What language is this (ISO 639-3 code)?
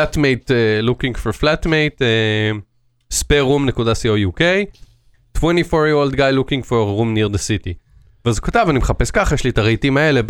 heb